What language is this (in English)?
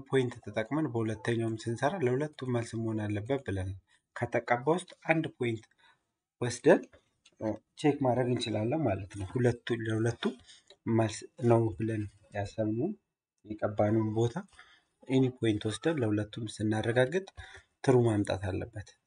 Arabic